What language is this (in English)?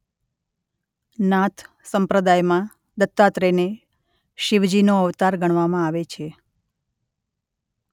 Gujarati